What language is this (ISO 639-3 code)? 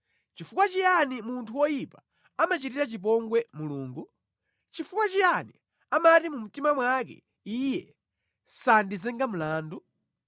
nya